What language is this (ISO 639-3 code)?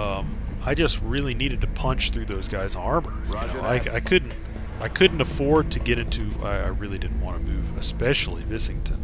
eng